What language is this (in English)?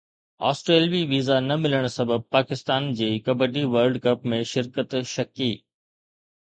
Sindhi